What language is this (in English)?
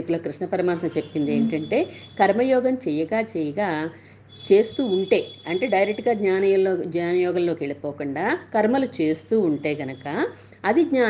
Telugu